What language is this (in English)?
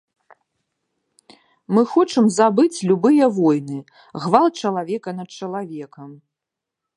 Belarusian